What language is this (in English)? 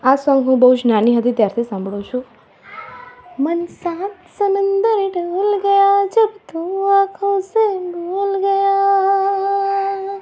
Gujarati